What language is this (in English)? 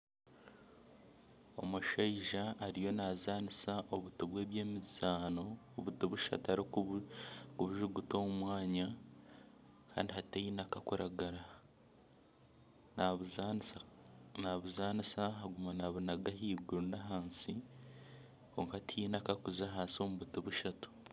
Nyankole